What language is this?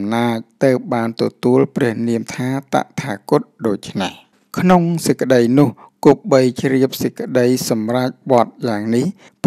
Thai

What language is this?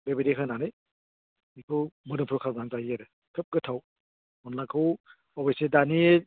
Bodo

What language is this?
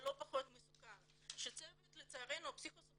Hebrew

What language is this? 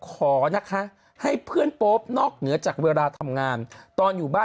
Thai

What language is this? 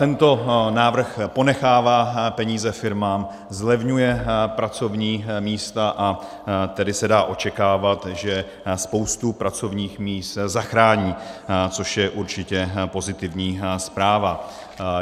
Czech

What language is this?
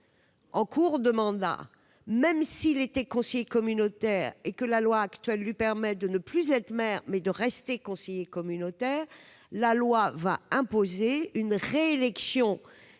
French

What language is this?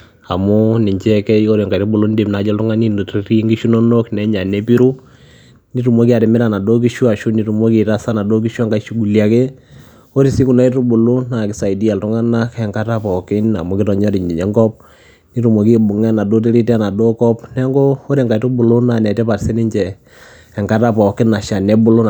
Masai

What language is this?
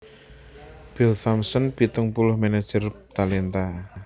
Javanese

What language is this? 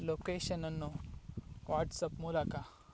Kannada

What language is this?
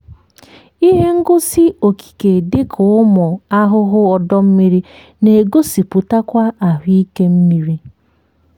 Igbo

